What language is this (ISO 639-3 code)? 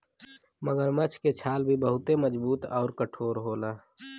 bho